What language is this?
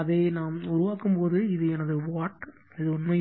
Tamil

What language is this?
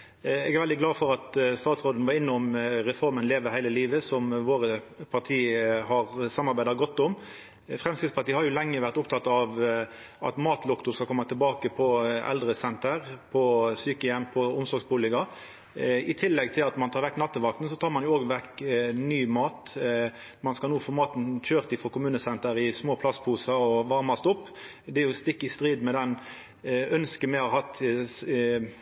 Norwegian Nynorsk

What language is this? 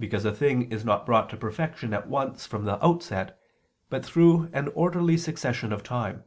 English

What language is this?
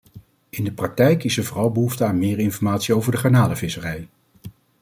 Dutch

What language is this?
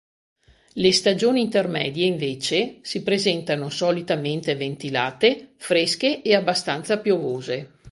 Italian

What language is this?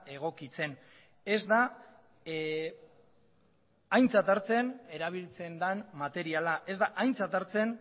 Basque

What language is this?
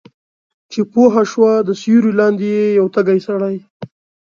Pashto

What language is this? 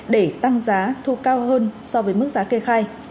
Vietnamese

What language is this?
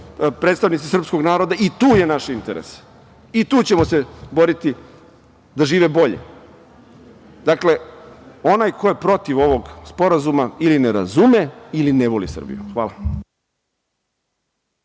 Serbian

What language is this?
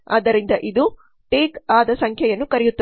Kannada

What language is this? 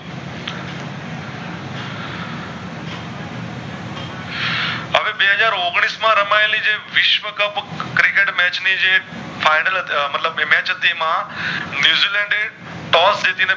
Gujarati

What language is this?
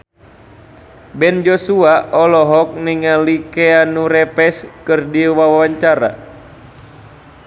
Sundanese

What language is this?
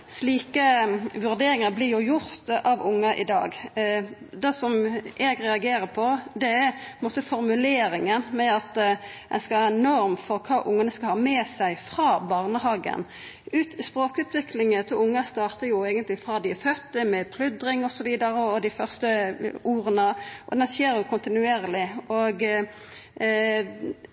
Norwegian Nynorsk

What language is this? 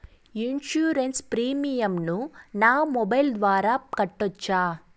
Telugu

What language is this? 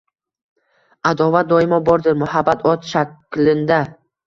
Uzbek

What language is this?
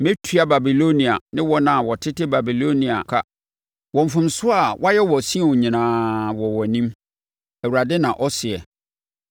Akan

